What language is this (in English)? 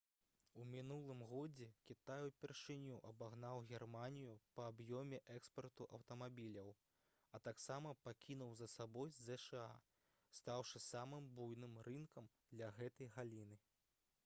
Belarusian